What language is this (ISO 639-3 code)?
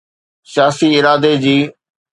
snd